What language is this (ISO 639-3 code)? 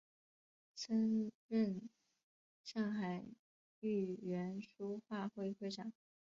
zho